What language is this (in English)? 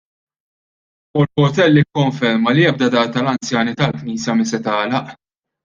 Maltese